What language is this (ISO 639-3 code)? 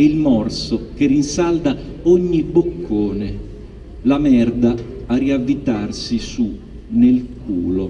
ita